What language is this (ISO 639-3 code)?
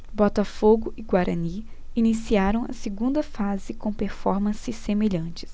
por